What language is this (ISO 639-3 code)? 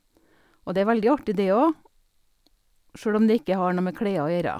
nor